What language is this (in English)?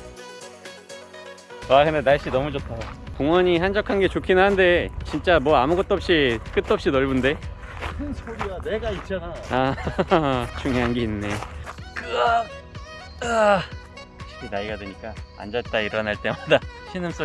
Korean